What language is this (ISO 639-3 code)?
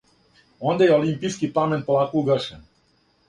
srp